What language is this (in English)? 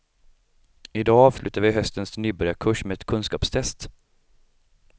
Swedish